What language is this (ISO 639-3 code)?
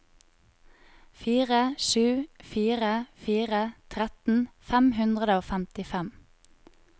nor